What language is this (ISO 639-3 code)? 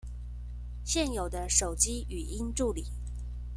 zho